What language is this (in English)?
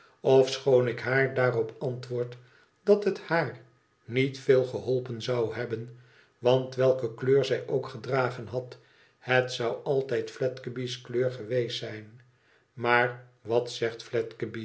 Dutch